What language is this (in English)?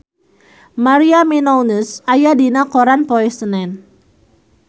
Sundanese